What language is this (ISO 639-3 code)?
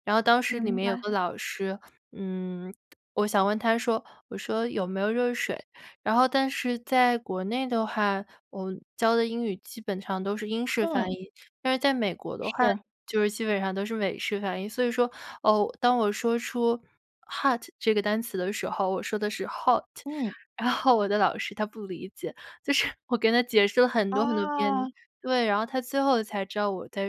zho